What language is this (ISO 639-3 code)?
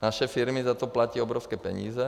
ces